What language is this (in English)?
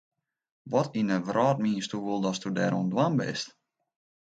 Western Frisian